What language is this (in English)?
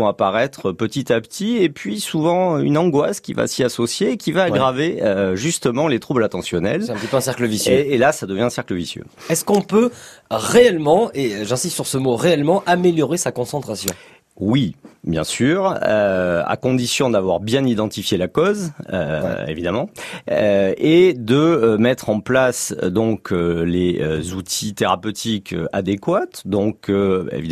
French